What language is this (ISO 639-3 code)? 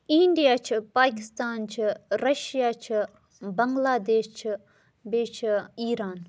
kas